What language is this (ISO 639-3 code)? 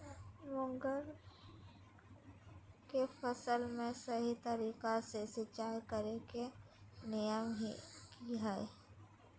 mag